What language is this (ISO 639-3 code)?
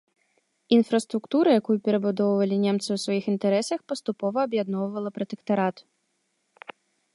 bel